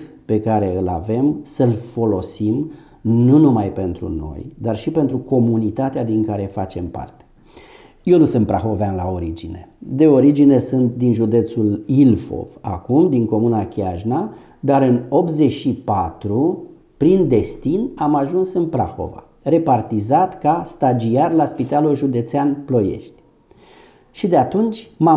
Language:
Romanian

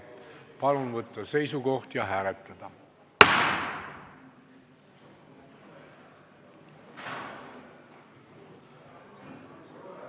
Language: Estonian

